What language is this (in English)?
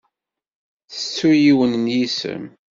Kabyle